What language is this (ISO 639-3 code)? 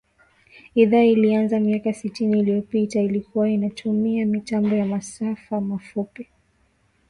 swa